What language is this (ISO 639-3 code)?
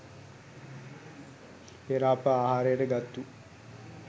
sin